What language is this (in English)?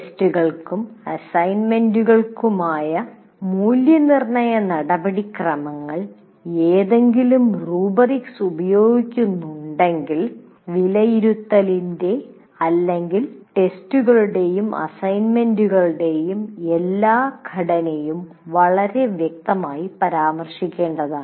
Malayalam